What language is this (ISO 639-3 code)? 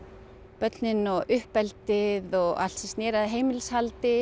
isl